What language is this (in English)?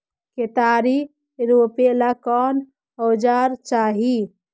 Magahi